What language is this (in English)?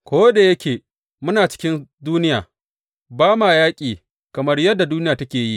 Hausa